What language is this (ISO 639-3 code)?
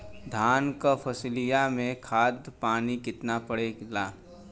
bho